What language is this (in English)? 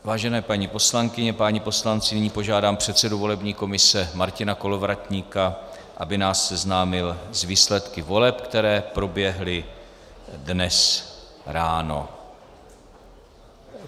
Czech